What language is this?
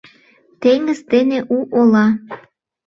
Mari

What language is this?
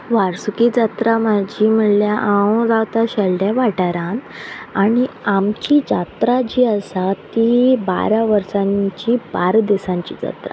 Konkani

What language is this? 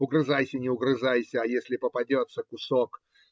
Russian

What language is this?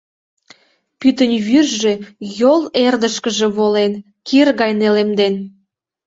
Mari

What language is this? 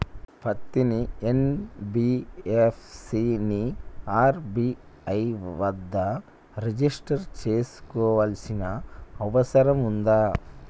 Telugu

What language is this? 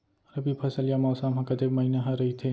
Chhattisgarhi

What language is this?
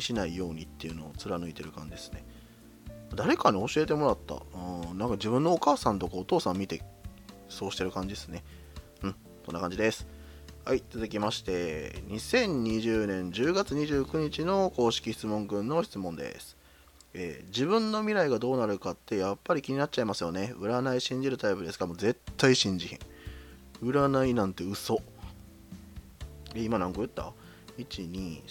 Japanese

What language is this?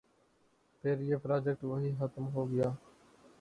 Urdu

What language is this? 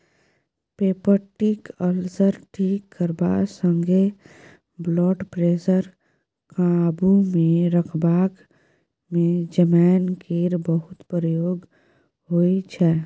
Maithili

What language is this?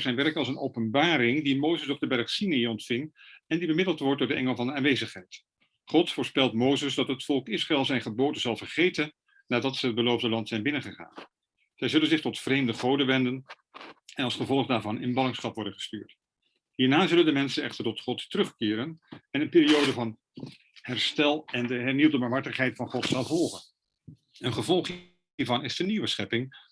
Dutch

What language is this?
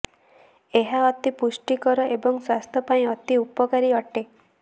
Odia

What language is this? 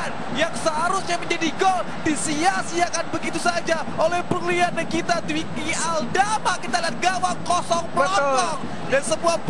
Indonesian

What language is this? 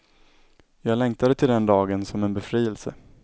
Swedish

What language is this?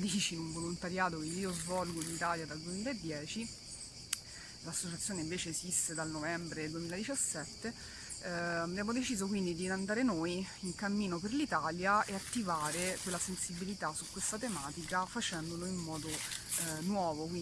Italian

